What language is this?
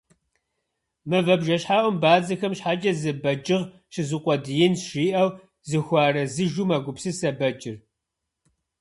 Kabardian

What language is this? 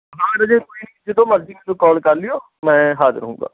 Punjabi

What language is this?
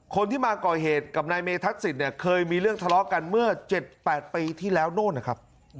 Thai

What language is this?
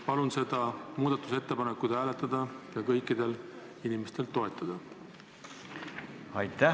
Estonian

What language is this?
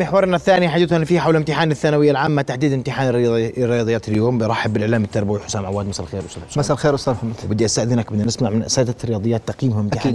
Arabic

